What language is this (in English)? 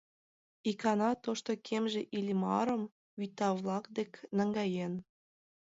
Mari